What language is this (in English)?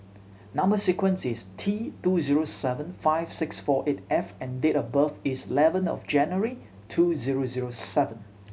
English